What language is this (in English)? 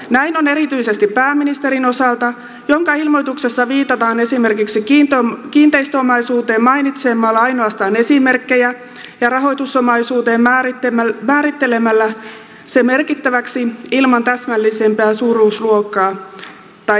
Finnish